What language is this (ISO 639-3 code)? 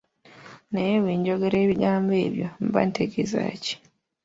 lug